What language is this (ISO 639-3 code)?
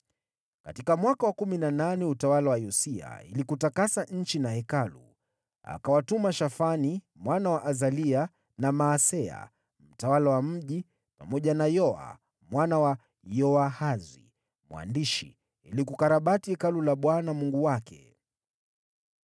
swa